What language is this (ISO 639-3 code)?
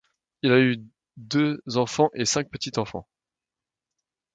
fra